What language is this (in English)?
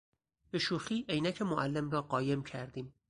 Persian